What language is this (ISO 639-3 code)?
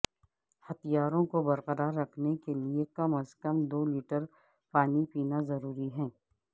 urd